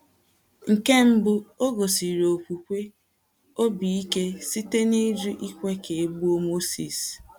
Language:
Igbo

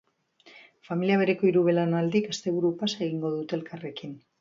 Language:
Basque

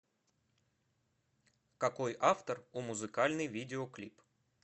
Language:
Russian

